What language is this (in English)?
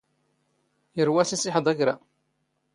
Standard Moroccan Tamazight